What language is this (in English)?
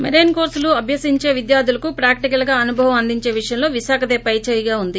Telugu